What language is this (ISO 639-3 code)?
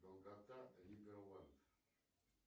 rus